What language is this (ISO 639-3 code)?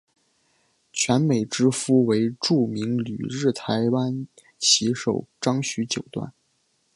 zho